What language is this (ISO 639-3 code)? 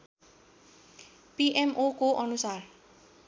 nep